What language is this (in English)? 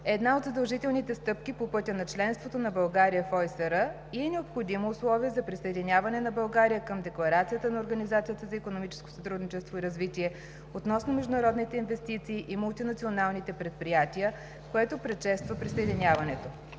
Bulgarian